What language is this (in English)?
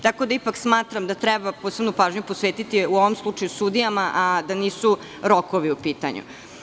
Serbian